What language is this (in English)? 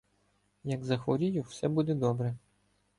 Ukrainian